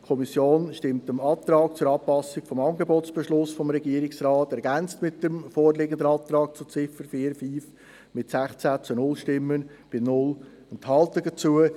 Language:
Swiss German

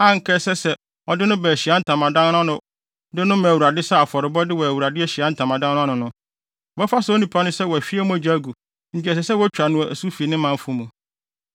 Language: Akan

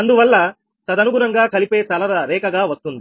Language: Telugu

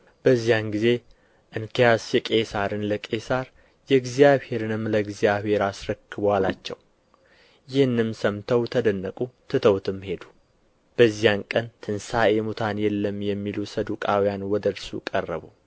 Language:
Amharic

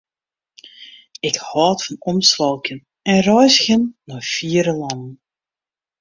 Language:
Western Frisian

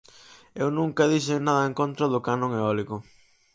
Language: Galician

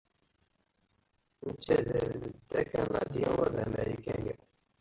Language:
Kabyle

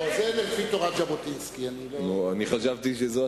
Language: Hebrew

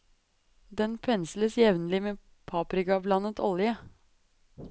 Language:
Norwegian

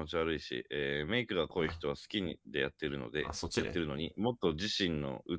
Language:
Japanese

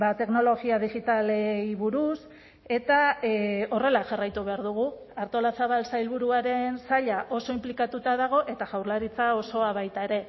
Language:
Basque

